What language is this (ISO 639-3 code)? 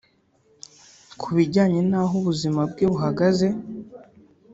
kin